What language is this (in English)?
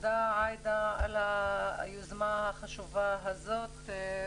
Hebrew